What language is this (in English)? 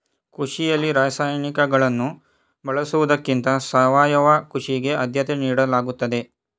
Kannada